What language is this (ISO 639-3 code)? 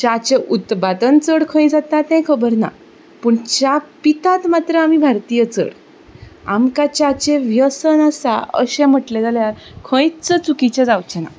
kok